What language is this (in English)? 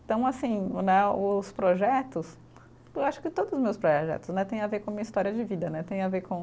Portuguese